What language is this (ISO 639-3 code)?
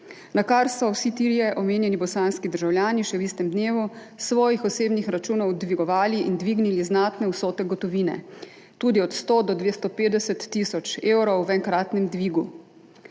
slv